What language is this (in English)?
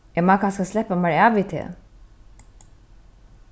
Faroese